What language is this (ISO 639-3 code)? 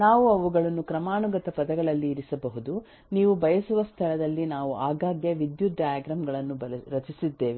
kan